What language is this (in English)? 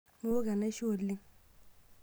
Masai